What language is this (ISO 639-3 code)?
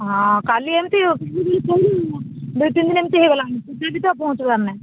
ori